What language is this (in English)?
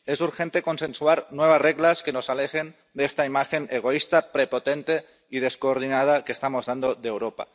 Spanish